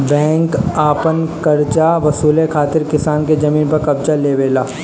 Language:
Bhojpuri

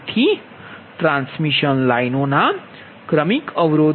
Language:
Gujarati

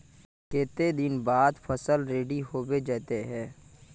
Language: Magahi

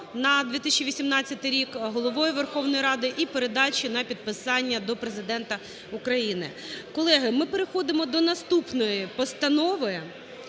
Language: Ukrainian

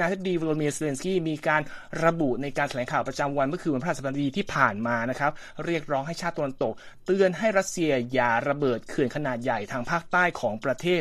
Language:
Thai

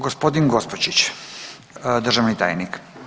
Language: Croatian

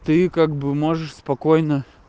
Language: Russian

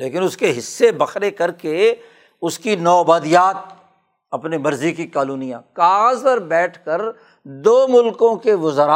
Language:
Urdu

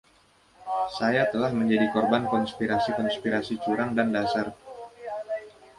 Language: Indonesian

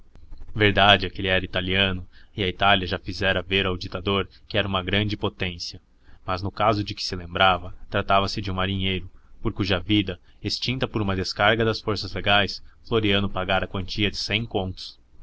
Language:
Portuguese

